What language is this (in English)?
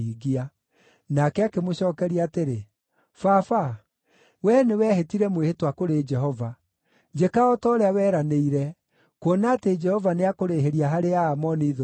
Kikuyu